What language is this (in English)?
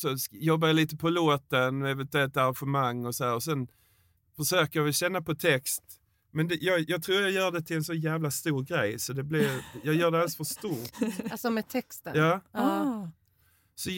Swedish